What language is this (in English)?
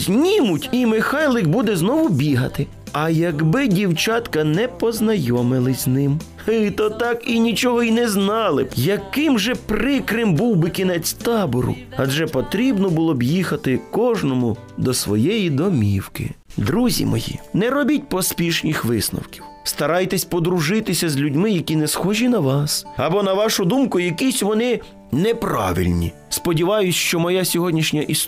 Ukrainian